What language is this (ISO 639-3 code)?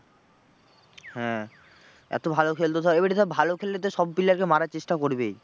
ben